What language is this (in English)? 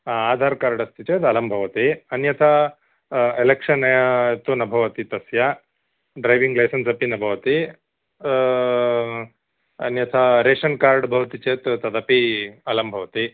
Sanskrit